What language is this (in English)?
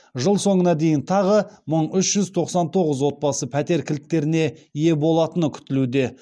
Kazakh